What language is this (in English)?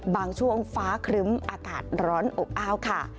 Thai